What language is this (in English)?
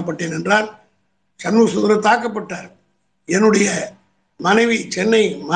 Tamil